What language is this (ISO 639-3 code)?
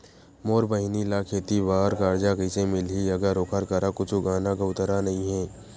hne